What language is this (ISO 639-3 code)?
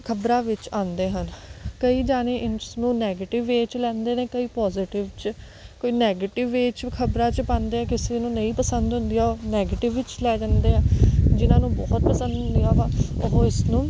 pan